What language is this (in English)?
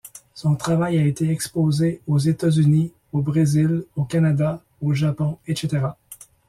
French